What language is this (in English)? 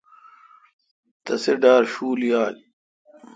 Kalkoti